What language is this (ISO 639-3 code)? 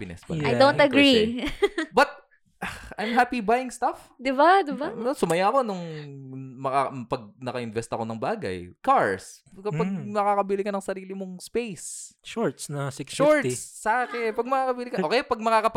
fil